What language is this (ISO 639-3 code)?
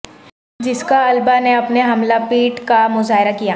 urd